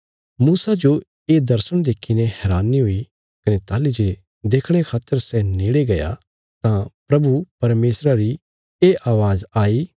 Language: Bilaspuri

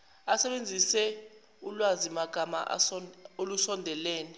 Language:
Zulu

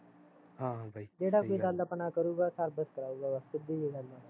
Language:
Punjabi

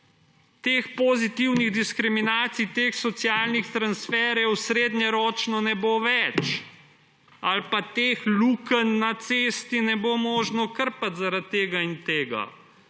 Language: Slovenian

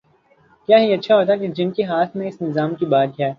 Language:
Urdu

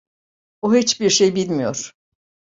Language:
Turkish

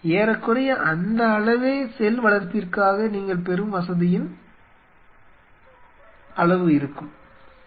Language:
Tamil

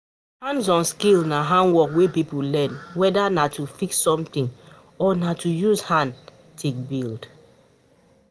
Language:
Nigerian Pidgin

